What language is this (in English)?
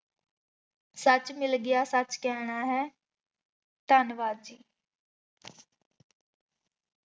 Punjabi